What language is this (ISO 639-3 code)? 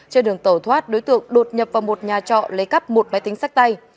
vie